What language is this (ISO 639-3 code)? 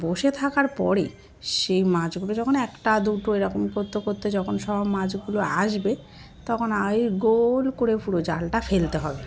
ben